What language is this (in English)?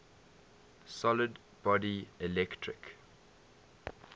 English